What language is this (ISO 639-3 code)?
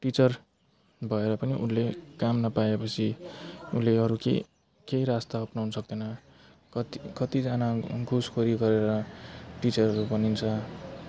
nep